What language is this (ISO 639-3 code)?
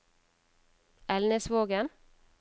nor